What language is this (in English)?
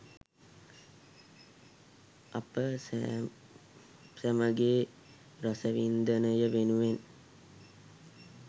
Sinhala